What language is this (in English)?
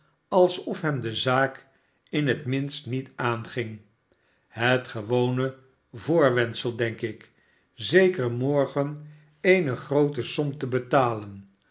Dutch